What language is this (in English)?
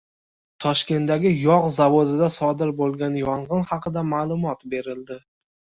Uzbek